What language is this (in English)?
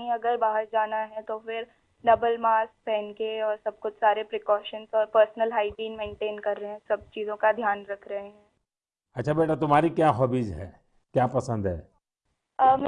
Hindi